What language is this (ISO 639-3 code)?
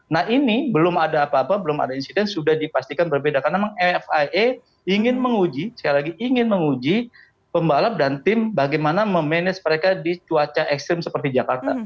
ind